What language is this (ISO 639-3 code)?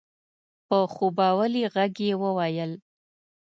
pus